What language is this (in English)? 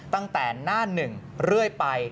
Thai